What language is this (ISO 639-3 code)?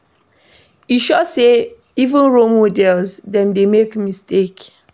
pcm